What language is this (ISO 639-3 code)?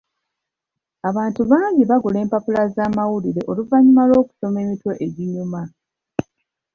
lug